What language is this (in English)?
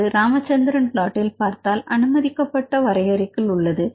Tamil